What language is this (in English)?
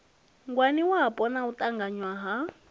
Venda